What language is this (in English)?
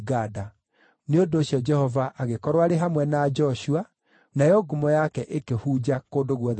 Kikuyu